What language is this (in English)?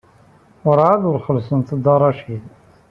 Kabyle